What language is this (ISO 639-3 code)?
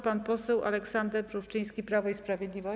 pol